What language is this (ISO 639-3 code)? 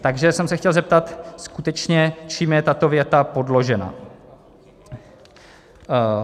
ces